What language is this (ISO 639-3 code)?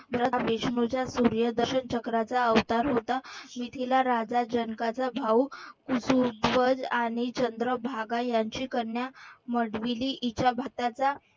mar